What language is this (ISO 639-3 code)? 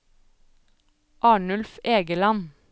nor